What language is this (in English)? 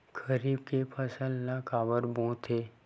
Chhattisgarhi